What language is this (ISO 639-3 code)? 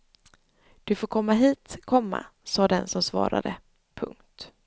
swe